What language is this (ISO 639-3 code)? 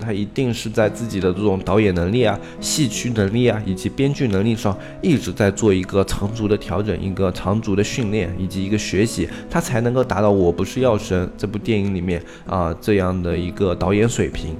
zho